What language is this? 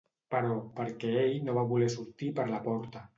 Catalan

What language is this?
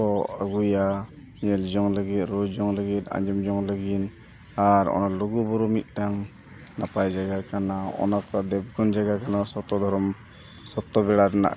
Santali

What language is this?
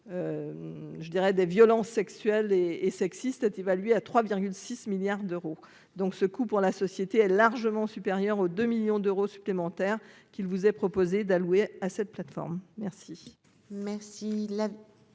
French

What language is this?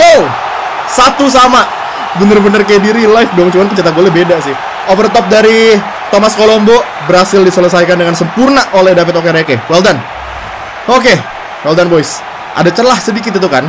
Indonesian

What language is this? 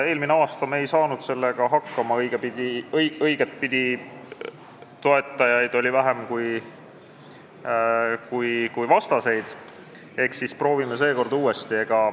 Estonian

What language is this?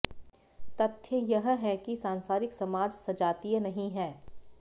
Hindi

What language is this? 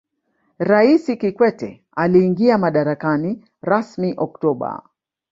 Swahili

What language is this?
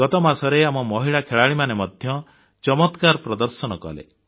Odia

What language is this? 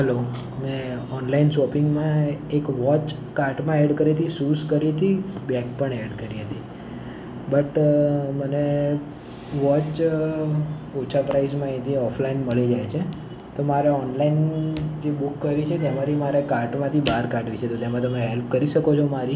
Gujarati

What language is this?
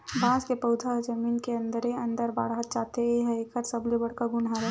Chhattisgarhi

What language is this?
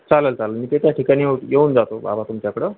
Marathi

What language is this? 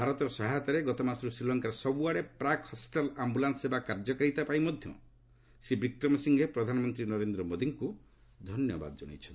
Odia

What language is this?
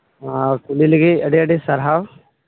Santali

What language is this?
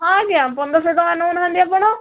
Odia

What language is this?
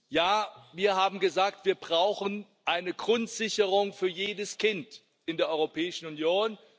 German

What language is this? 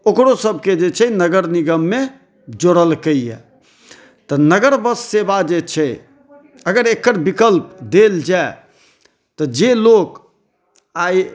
Maithili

